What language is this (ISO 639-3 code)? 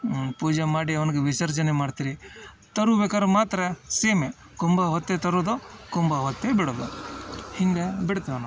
kan